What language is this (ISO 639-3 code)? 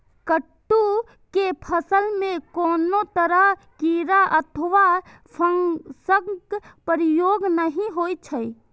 mai